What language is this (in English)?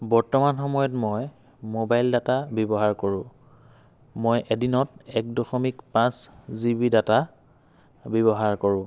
Assamese